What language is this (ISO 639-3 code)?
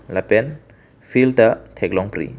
mjw